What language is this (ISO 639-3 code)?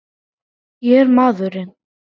isl